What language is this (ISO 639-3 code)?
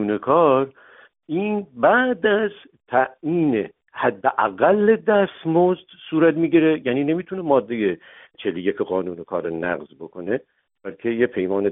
fas